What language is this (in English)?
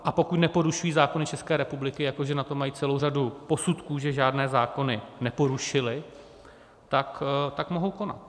Czech